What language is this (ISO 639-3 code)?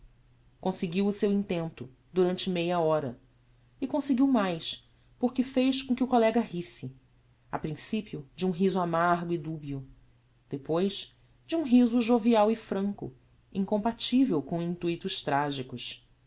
por